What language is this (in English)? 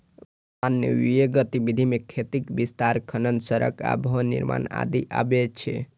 Maithili